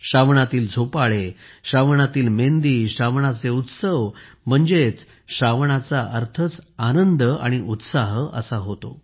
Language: Marathi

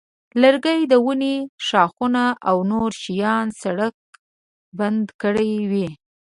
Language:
Pashto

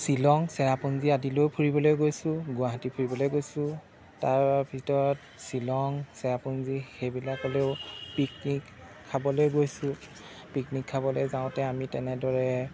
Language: Assamese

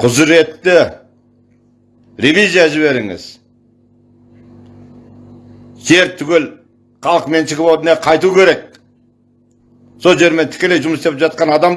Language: Turkish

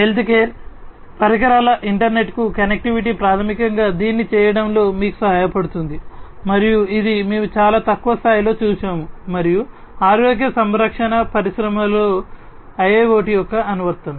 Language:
Telugu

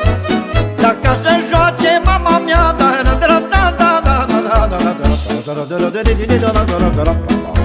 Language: Romanian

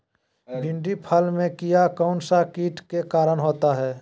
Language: Magahi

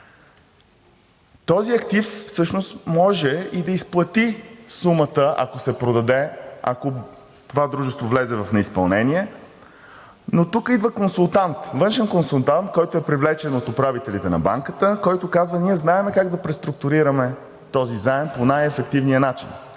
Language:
Bulgarian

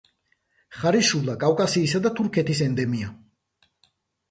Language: Georgian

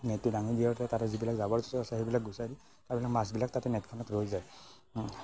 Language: Assamese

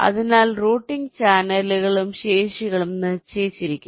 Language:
Malayalam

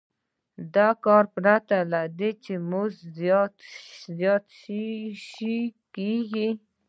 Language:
Pashto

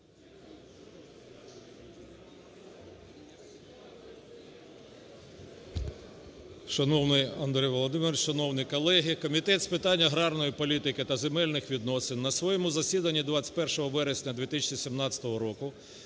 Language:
Ukrainian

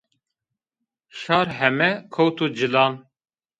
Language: Zaza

